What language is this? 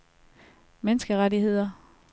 Danish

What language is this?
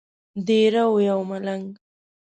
Pashto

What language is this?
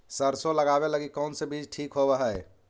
Magahi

